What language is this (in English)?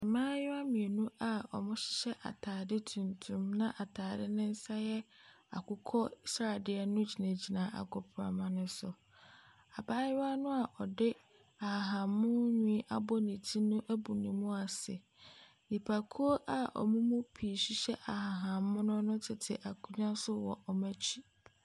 Akan